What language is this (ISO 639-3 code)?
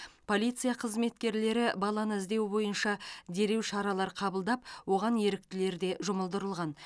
kaz